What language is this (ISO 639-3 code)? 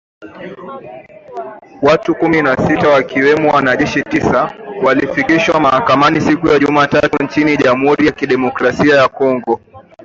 swa